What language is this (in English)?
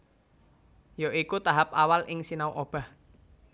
Javanese